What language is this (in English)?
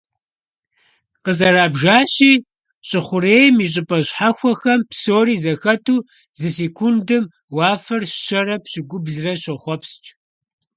Kabardian